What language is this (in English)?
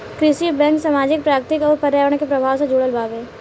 Bhojpuri